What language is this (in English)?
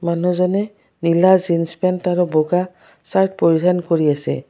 Assamese